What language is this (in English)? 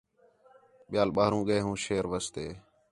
Khetrani